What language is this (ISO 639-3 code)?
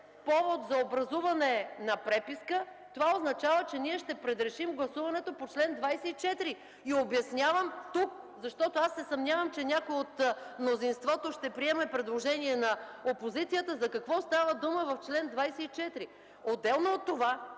bul